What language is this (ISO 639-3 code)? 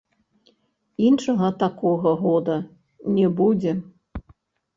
bel